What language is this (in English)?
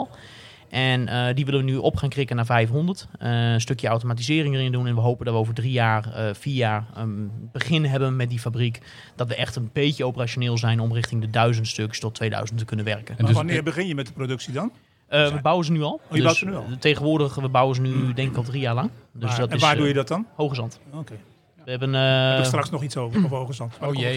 Dutch